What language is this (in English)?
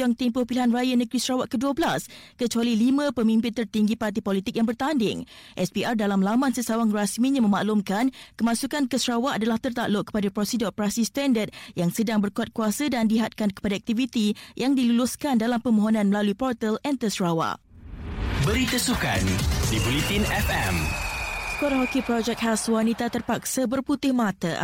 Malay